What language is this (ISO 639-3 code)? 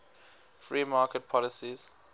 eng